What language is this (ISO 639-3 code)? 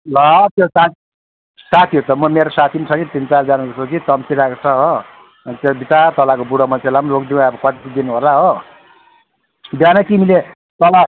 nep